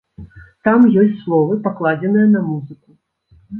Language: Belarusian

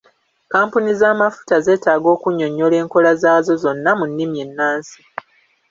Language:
Ganda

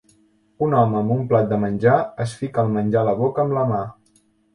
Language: Catalan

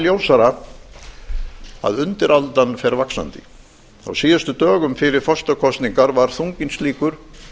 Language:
Icelandic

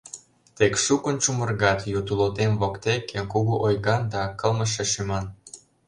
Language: Mari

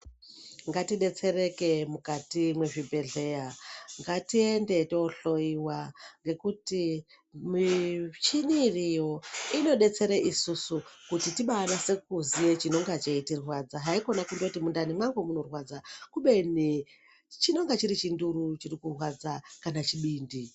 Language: Ndau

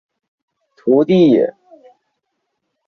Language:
Chinese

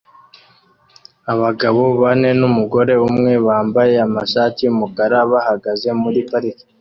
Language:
Kinyarwanda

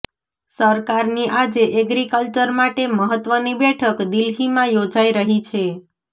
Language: Gujarati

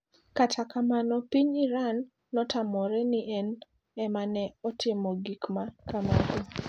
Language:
Luo (Kenya and Tanzania)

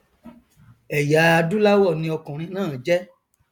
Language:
Yoruba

